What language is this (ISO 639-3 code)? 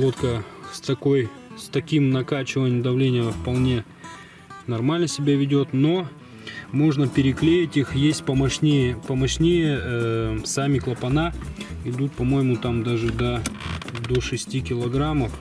rus